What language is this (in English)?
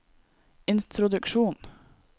Norwegian